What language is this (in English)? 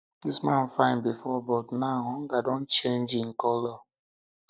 Nigerian Pidgin